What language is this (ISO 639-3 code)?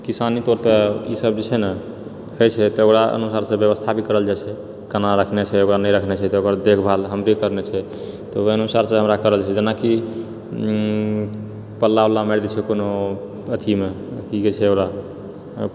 mai